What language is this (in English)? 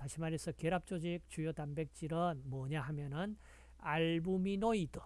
Korean